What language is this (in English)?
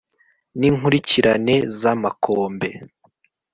Kinyarwanda